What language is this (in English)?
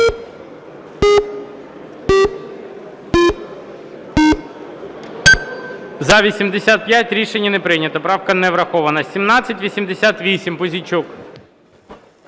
Ukrainian